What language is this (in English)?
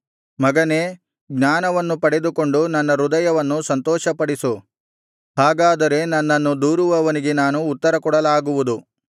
Kannada